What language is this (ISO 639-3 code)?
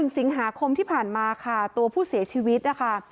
tha